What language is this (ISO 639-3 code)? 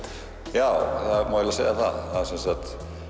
isl